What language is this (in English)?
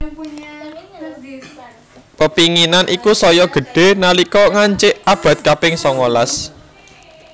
Javanese